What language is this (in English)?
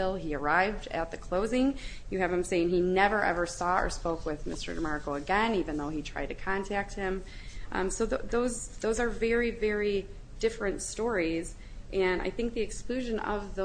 English